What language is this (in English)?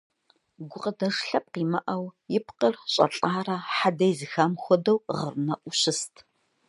Kabardian